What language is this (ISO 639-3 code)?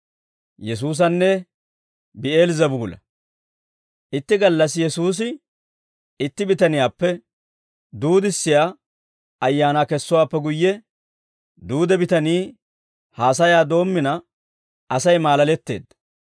dwr